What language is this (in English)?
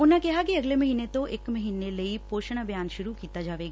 Punjabi